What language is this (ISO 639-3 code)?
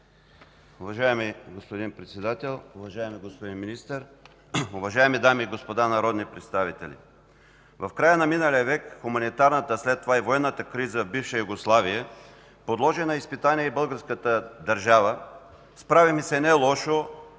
bul